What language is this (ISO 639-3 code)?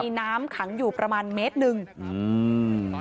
tha